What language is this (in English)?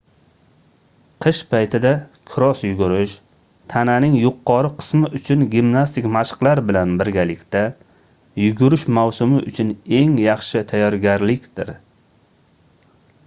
Uzbek